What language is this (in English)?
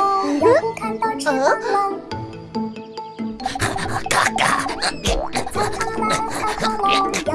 Indonesian